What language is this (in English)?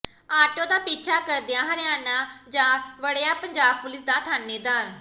Punjabi